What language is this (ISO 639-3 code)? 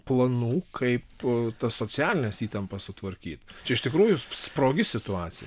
lit